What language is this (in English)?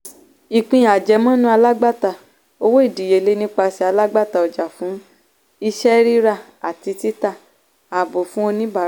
Yoruba